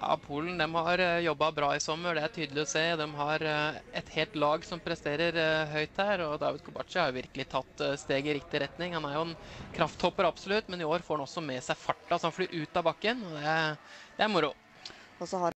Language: Dutch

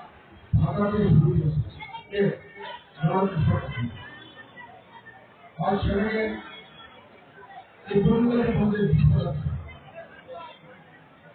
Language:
Arabic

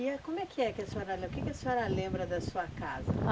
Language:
Portuguese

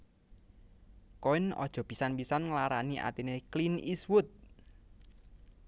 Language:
Javanese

